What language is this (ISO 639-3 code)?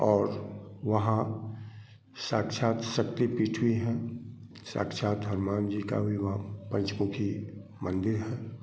hin